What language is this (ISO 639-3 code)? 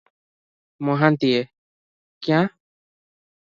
ori